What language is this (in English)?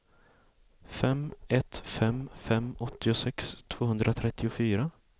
Swedish